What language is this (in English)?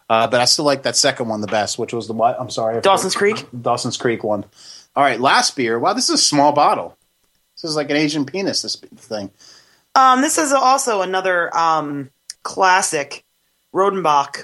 English